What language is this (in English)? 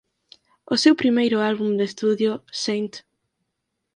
Galician